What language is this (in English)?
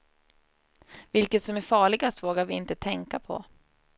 Swedish